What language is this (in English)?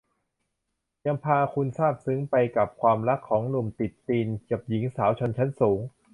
Thai